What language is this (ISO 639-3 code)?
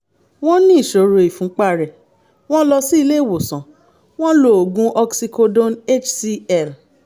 yor